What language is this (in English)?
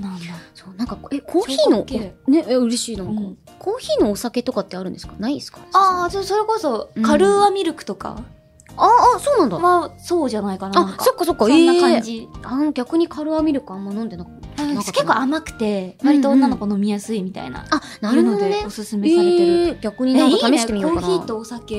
Japanese